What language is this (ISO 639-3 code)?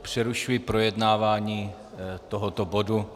ces